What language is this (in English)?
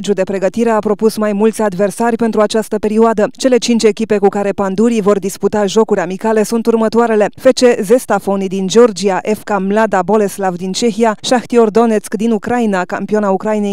Romanian